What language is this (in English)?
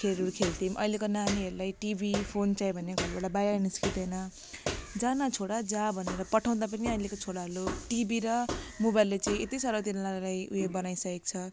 Nepali